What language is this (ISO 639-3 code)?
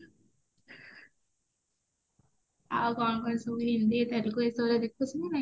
ori